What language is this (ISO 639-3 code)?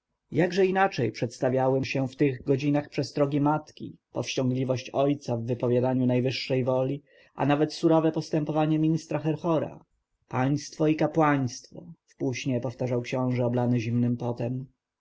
pol